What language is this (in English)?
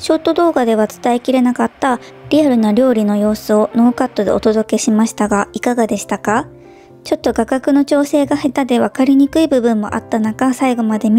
Japanese